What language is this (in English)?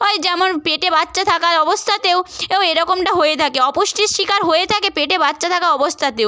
Bangla